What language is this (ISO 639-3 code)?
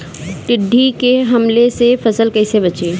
bho